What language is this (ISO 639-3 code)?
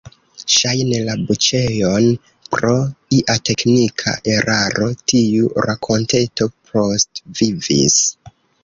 epo